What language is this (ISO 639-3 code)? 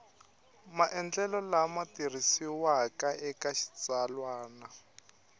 tso